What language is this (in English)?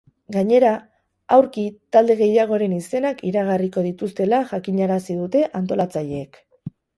Basque